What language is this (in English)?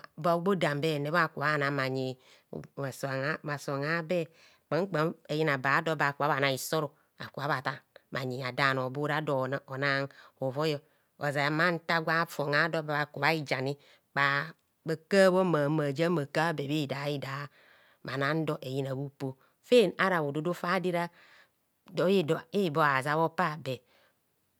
Kohumono